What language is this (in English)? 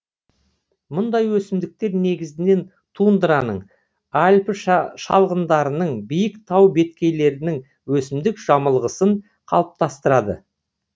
Kazakh